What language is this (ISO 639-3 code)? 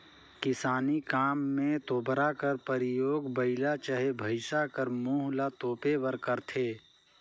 hne